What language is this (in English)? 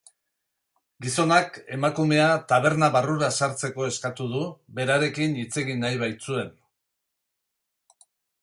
Basque